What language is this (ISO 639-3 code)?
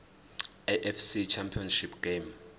zul